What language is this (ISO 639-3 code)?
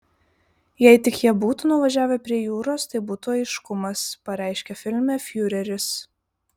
lit